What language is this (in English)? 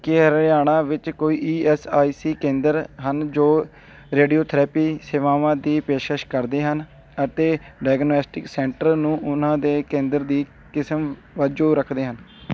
Punjabi